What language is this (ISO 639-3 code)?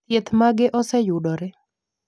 luo